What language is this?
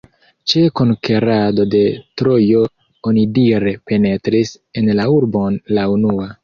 Esperanto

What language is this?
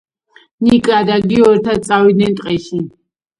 Georgian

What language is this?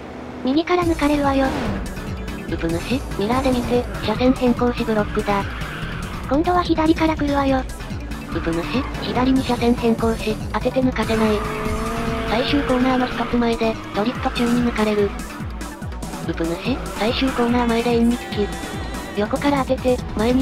Japanese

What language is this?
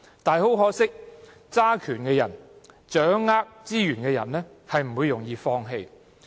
Cantonese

